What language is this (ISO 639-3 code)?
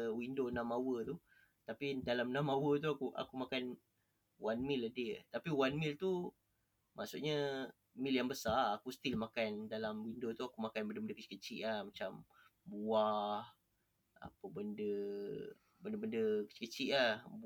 msa